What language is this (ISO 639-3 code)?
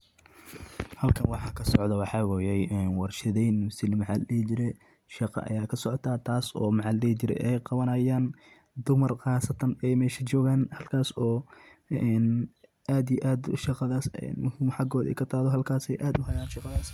som